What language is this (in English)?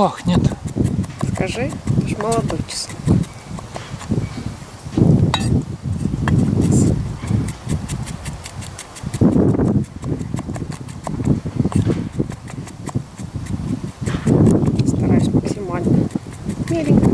Russian